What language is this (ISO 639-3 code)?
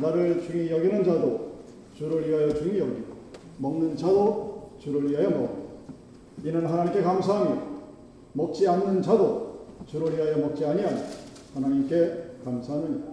kor